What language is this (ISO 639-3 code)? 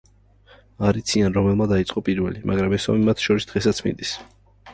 kat